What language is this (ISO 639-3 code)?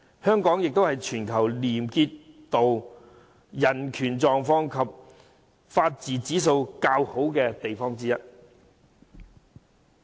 yue